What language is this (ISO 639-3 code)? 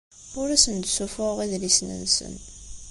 kab